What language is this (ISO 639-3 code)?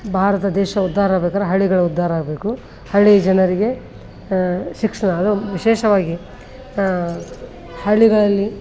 kan